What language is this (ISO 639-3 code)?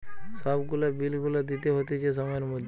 ben